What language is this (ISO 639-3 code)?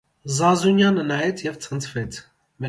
hye